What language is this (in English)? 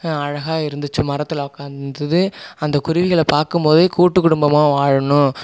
Tamil